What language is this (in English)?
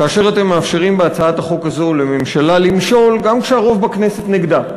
Hebrew